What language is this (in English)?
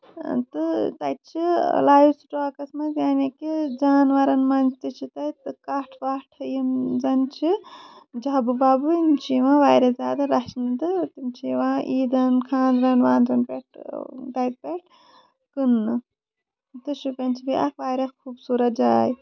Kashmiri